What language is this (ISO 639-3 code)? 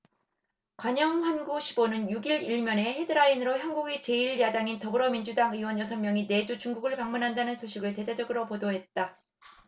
kor